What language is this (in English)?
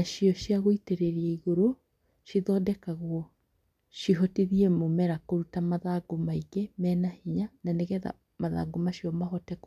Kikuyu